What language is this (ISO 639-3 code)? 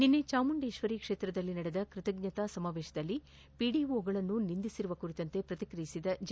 kan